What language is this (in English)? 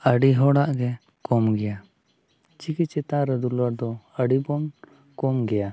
Santali